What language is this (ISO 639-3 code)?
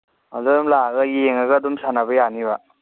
mni